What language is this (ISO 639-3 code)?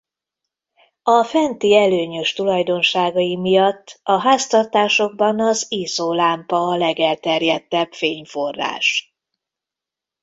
hun